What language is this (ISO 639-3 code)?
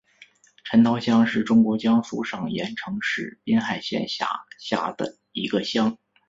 zho